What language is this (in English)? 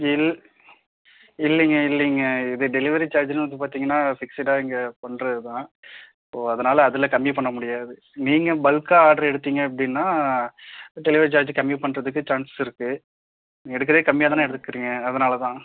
Tamil